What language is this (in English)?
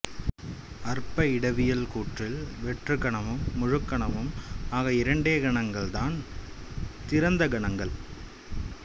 Tamil